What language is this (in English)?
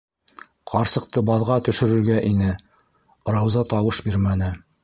Bashkir